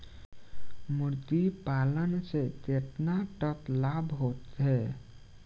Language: Bhojpuri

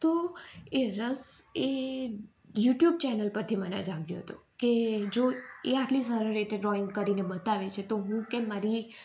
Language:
Gujarati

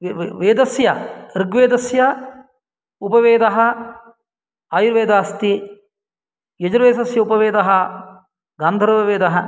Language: Sanskrit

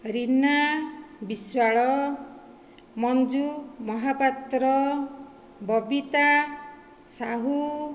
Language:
Odia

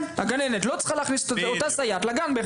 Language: Hebrew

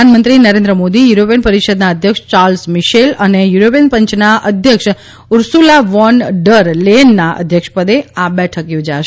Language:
Gujarati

